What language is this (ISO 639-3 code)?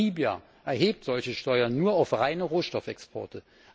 deu